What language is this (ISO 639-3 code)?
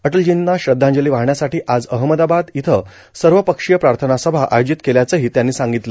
mar